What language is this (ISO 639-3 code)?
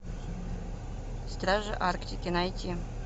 rus